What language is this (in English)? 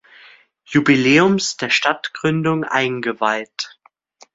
German